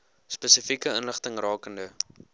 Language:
Afrikaans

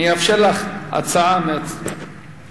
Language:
Hebrew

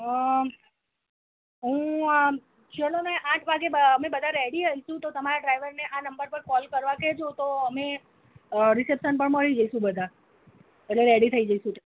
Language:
Gujarati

